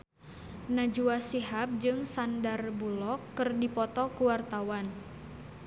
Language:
Sundanese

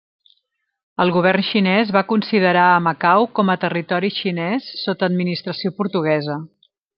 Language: Catalan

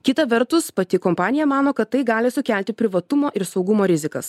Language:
Lithuanian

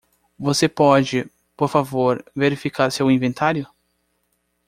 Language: Portuguese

